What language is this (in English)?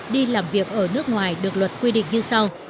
Vietnamese